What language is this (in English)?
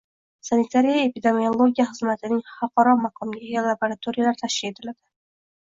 Uzbek